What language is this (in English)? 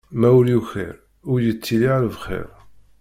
Kabyle